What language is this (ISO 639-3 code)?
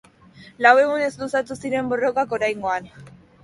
eus